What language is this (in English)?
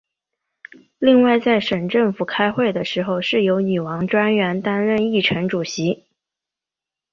Chinese